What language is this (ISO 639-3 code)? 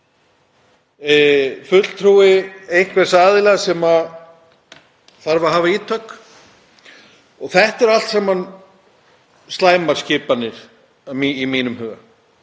isl